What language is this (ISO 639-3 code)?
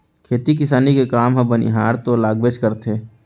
hne